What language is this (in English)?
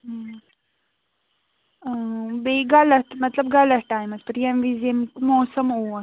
Kashmiri